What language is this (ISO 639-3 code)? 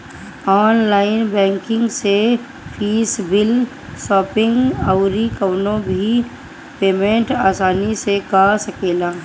bho